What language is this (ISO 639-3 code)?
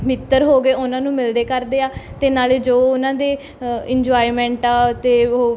pan